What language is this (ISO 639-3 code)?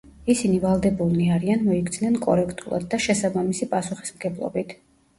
kat